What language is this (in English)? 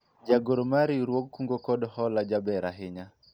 Luo (Kenya and Tanzania)